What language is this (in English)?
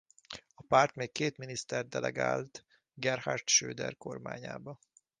Hungarian